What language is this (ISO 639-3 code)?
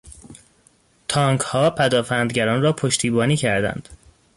fas